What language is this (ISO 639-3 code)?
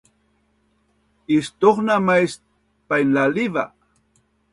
bnn